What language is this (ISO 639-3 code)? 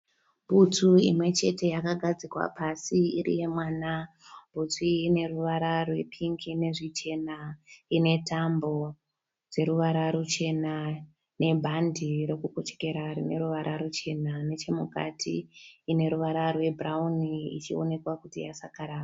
sna